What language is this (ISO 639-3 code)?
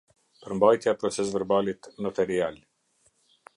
sqi